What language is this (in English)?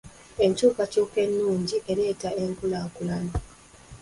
Ganda